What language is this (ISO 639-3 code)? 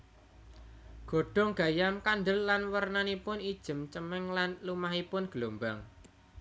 jav